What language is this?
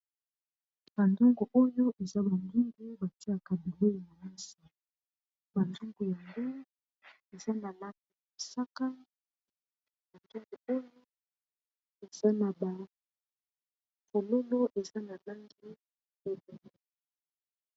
Lingala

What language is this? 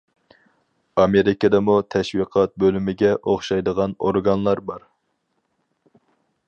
Uyghur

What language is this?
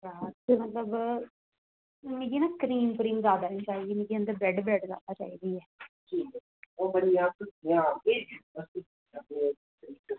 Dogri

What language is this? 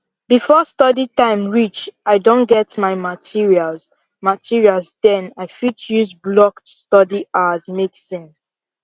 Nigerian Pidgin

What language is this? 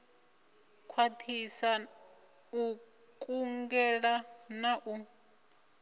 Venda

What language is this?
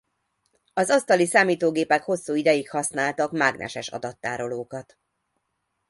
Hungarian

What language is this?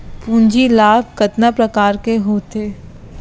Chhattisgarhi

